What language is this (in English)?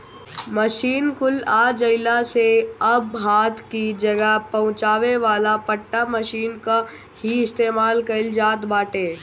Bhojpuri